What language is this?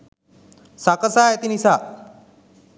Sinhala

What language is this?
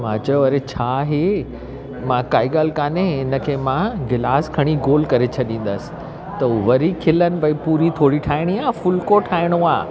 Sindhi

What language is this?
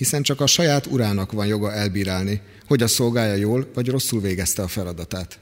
Hungarian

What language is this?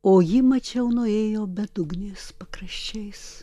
Lithuanian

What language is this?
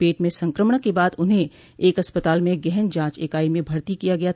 Hindi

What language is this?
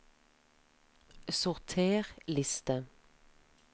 Norwegian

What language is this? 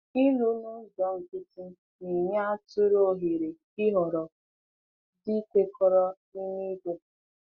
Igbo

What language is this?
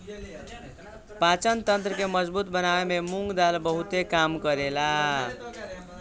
Bhojpuri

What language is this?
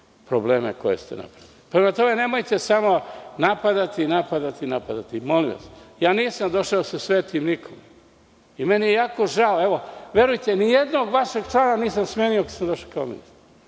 Serbian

